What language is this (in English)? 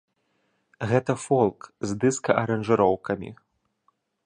Belarusian